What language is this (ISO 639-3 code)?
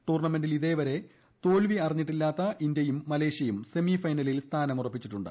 mal